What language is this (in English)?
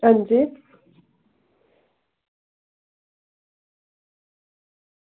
Dogri